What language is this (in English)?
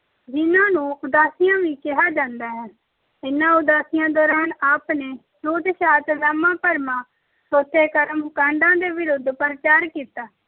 Punjabi